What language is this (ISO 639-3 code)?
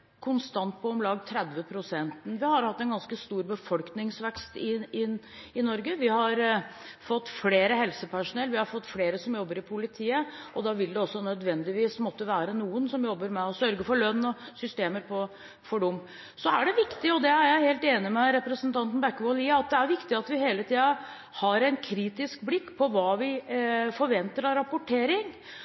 nob